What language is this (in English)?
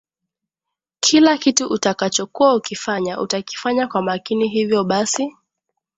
Swahili